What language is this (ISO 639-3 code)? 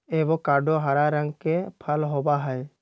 mag